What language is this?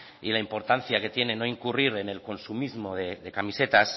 Spanish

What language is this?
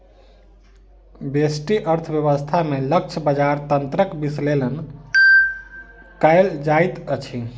Maithili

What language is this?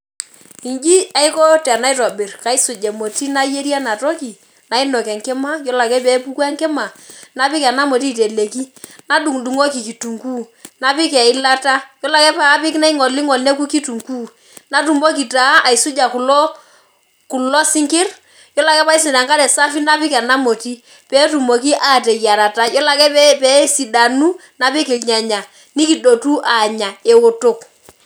Masai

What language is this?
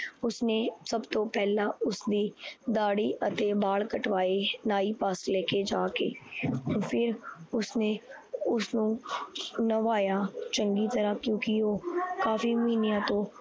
Punjabi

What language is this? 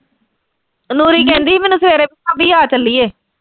Punjabi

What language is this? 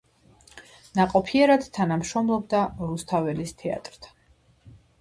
Georgian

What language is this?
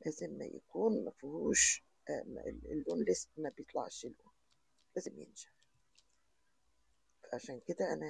Arabic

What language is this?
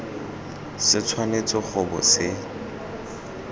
Tswana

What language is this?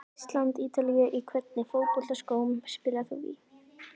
Icelandic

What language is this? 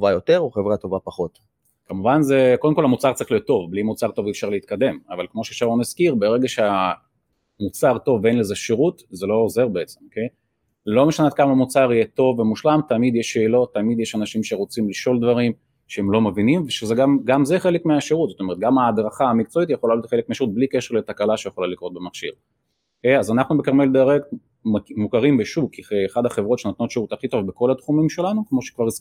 Hebrew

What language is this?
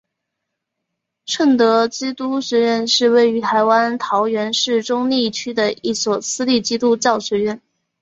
Chinese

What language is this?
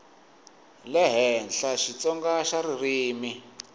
Tsonga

